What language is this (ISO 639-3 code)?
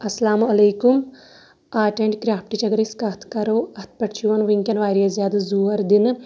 kas